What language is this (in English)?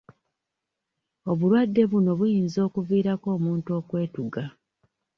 Ganda